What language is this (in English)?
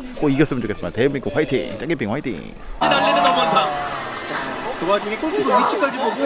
Korean